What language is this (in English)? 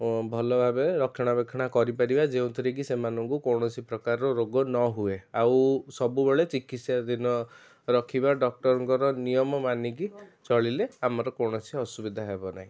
Odia